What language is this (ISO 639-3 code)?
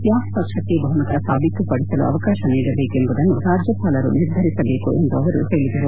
kan